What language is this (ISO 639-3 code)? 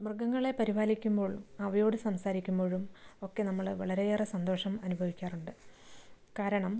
mal